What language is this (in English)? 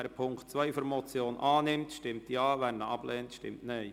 Swiss German